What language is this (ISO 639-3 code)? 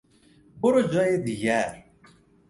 fas